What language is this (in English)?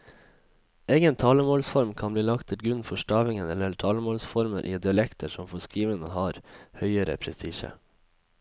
Norwegian